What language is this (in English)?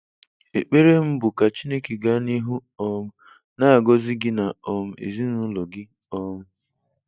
Igbo